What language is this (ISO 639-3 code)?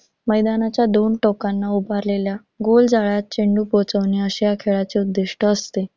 mar